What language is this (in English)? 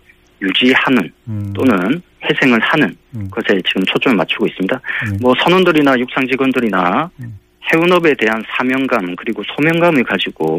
Korean